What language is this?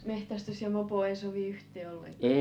Finnish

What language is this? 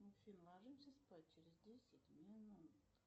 Russian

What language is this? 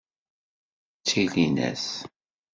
Kabyle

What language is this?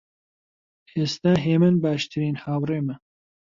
Central Kurdish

